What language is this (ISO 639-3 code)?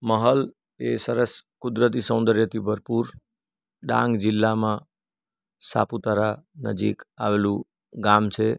guj